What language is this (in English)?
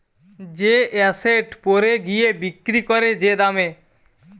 Bangla